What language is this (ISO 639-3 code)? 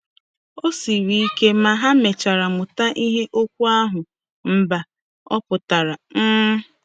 ibo